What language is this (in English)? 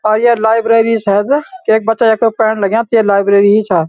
Garhwali